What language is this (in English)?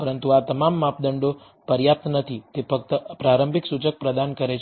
Gujarati